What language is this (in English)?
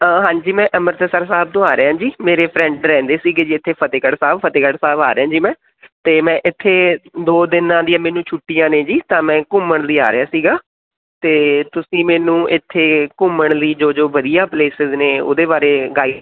Punjabi